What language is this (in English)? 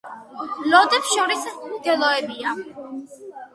Georgian